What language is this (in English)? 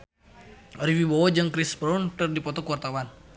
Sundanese